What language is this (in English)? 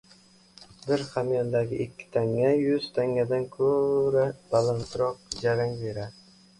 Uzbek